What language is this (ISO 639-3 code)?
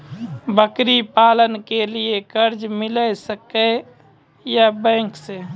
mai